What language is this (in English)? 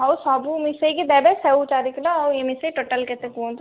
Odia